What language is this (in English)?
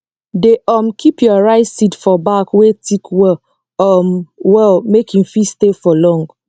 Nigerian Pidgin